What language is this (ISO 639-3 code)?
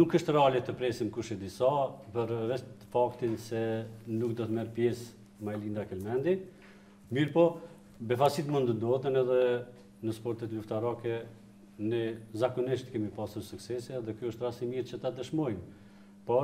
ron